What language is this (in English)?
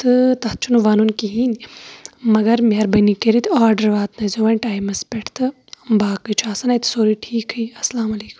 Kashmiri